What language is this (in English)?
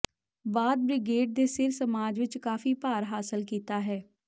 Punjabi